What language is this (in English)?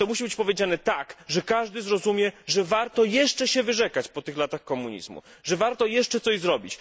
Polish